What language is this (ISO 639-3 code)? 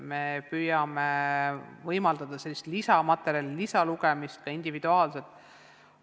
est